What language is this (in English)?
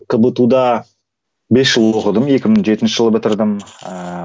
Kazakh